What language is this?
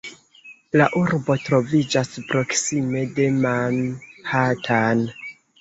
Esperanto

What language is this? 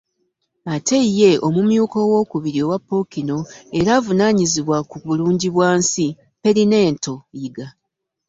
Ganda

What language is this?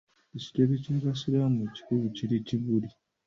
Ganda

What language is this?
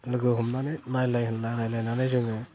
Bodo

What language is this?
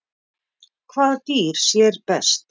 Icelandic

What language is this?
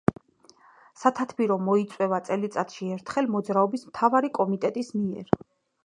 Georgian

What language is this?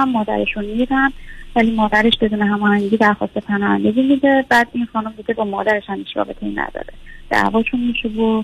Persian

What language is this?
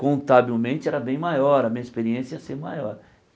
Portuguese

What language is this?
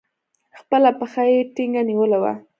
Pashto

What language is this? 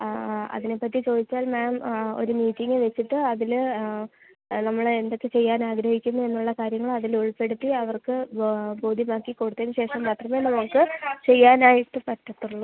Malayalam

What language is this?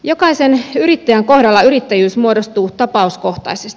Finnish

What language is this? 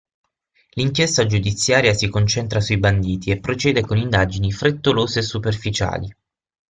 Italian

